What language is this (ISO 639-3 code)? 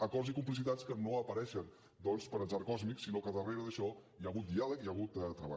cat